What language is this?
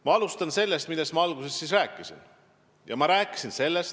Estonian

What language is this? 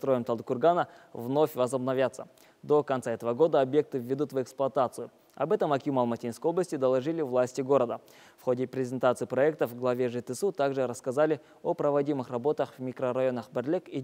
Russian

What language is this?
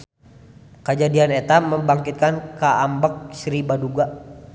Sundanese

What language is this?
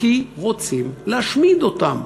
Hebrew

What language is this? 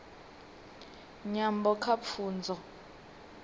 Venda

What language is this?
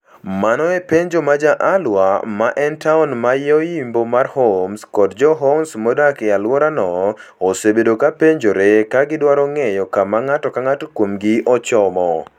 Luo (Kenya and Tanzania)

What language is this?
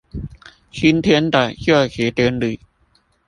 Chinese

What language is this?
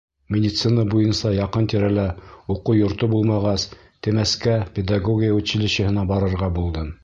Bashkir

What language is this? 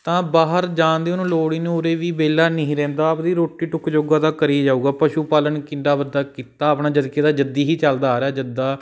Punjabi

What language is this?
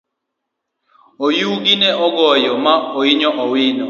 Luo (Kenya and Tanzania)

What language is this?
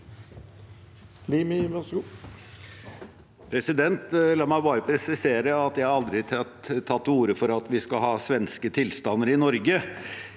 Norwegian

